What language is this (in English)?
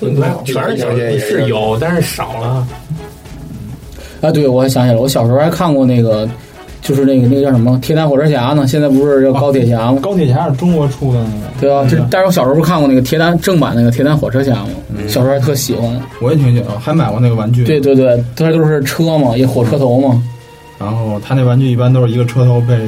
Chinese